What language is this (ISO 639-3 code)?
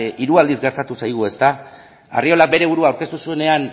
eus